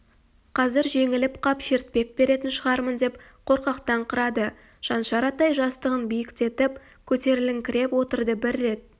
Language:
Kazakh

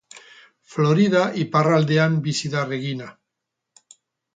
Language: Basque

